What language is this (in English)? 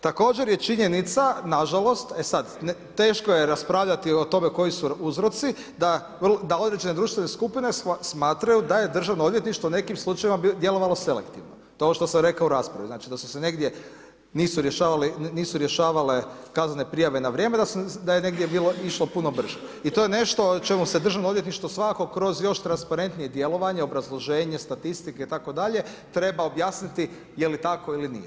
Croatian